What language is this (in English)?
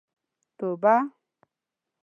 Pashto